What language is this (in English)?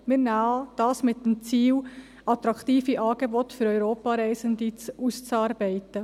Swiss German